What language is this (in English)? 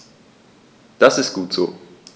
German